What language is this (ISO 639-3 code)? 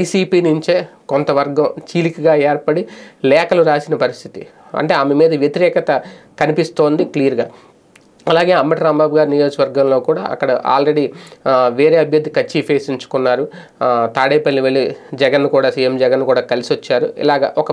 tel